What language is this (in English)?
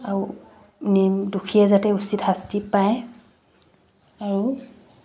Assamese